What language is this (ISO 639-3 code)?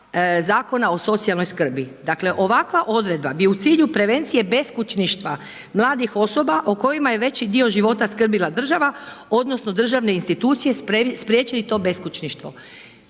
hrv